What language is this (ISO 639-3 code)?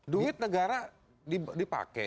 ind